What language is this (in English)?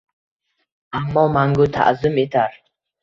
Uzbek